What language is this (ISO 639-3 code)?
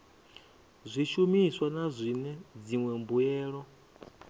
ven